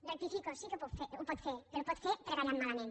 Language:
Catalan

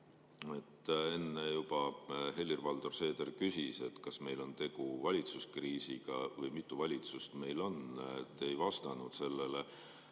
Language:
Estonian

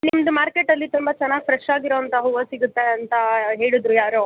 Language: Kannada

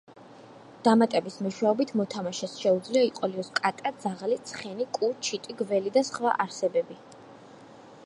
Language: Georgian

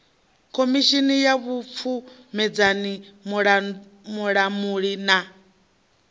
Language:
Venda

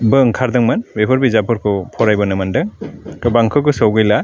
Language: Bodo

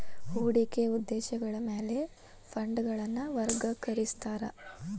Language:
Kannada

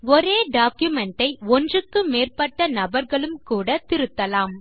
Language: Tamil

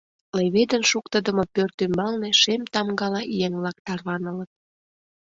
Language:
Mari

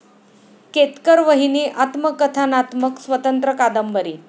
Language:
Marathi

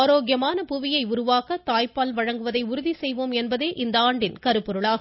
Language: Tamil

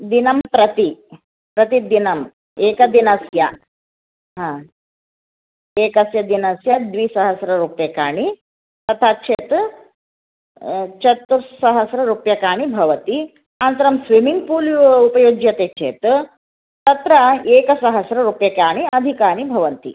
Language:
Sanskrit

